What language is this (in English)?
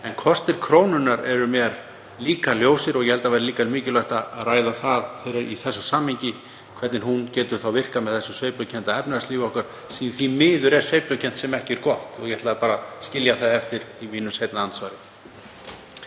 Icelandic